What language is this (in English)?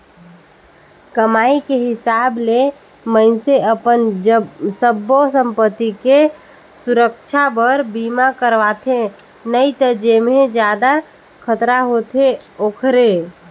Chhattisgarhi